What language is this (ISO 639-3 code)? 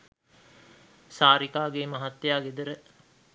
sin